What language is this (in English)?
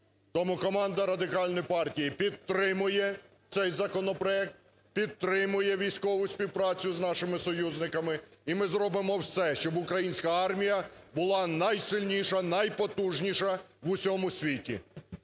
Ukrainian